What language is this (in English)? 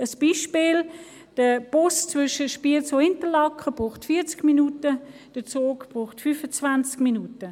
Swiss German